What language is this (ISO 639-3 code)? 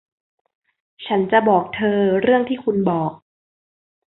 tha